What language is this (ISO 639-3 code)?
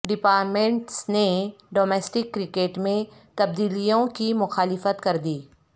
urd